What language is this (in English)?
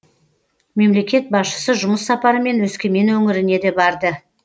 Kazakh